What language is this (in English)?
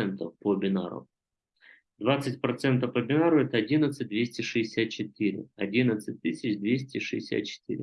Russian